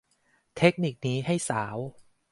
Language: Thai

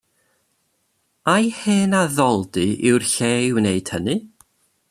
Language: Welsh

